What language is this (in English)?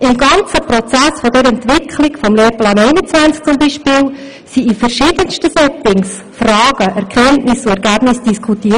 Swiss German